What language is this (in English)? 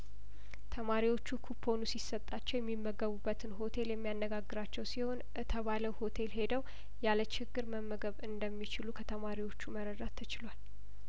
Amharic